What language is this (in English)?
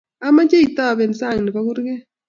Kalenjin